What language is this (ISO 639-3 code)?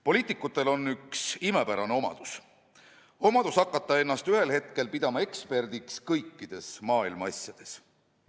est